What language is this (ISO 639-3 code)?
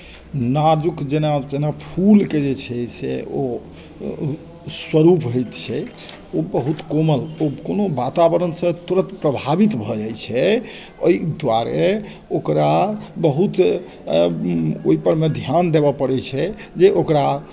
mai